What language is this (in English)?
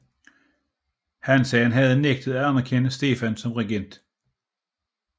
Danish